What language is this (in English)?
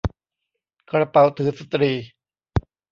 Thai